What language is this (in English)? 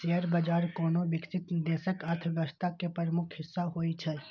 Maithili